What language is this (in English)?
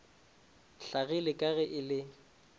Northern Sotho